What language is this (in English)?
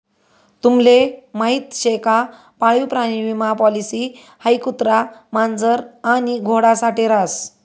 Marathi